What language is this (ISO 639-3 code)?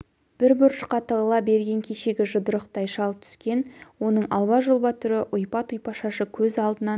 kaz